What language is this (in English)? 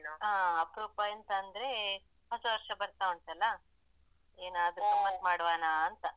Kannada